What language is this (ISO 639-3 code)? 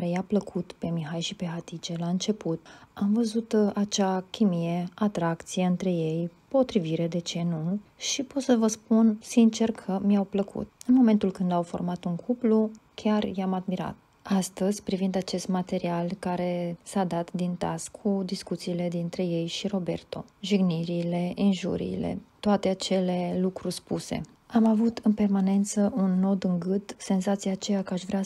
ron